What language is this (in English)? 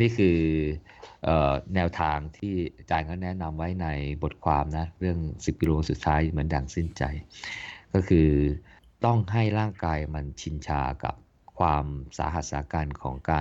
Thai